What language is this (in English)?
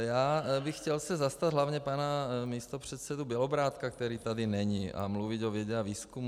Czech